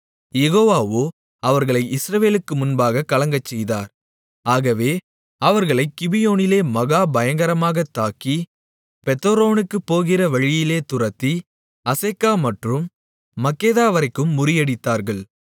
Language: Tamil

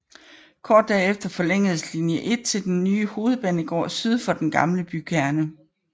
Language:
Danish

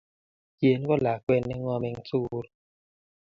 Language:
Kalenjin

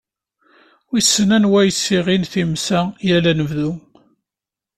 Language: Kabyle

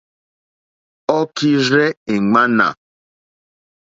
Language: Mokpwe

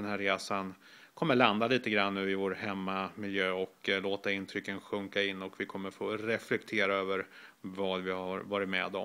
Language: Swedish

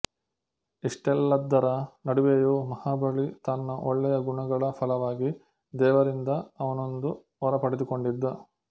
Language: Kannada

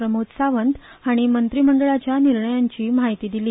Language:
Konkani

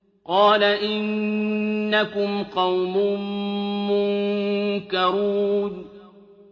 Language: Arabic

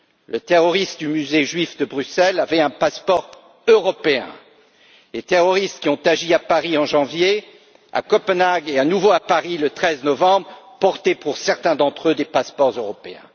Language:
French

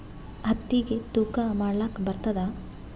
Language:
Kannada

